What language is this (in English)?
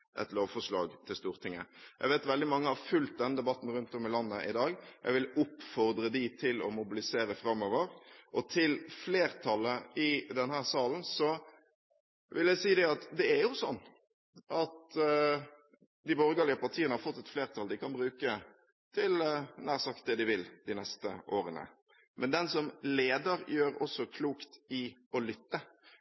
Norwegian Bokmål